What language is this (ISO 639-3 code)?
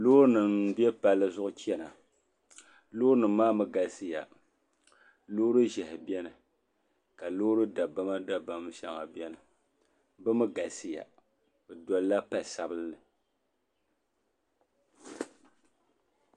dag